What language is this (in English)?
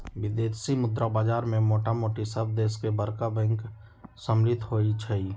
Magahi